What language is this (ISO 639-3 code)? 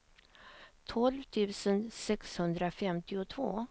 swe